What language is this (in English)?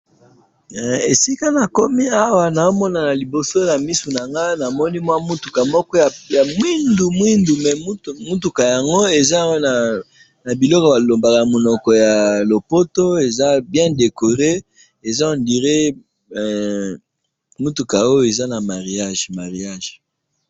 Lingala